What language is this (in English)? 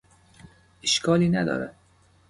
Persian